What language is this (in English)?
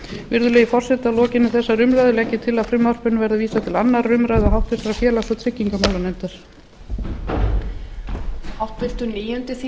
Icelandic